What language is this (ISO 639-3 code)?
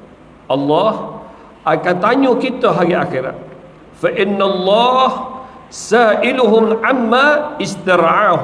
msa